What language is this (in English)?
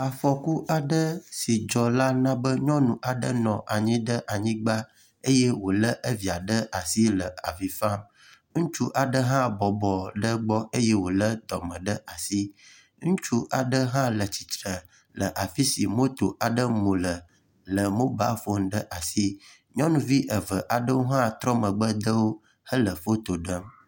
Ewe